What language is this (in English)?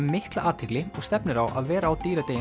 Icelandic